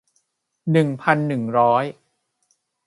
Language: Thai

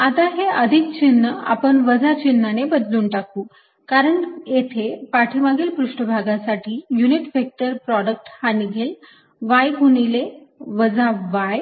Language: Marathi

